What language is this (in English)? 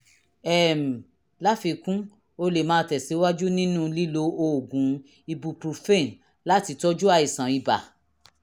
Yoruba